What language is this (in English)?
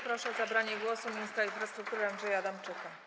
Polish